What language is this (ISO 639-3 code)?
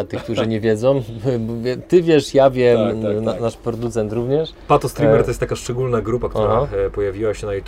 pol